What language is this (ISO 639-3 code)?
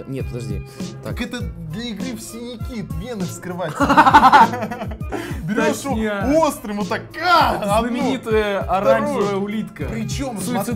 rus